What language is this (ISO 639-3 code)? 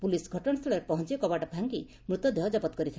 ori